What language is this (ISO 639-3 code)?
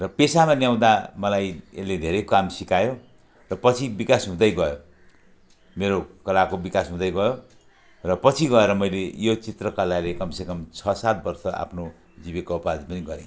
nep